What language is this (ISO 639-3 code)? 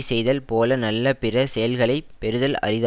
tam